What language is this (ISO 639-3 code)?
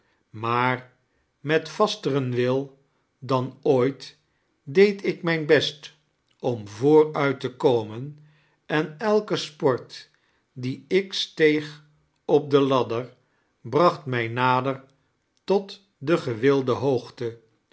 nld